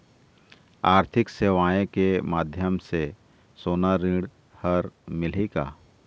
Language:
Chhattisgarhi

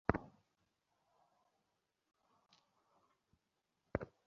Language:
Bangla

